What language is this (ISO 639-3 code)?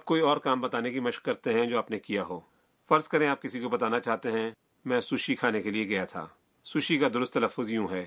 urd